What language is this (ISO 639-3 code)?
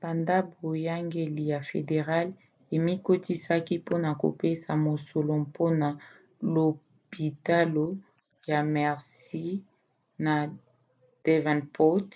lin